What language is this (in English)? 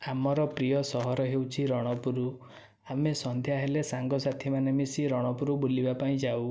Odia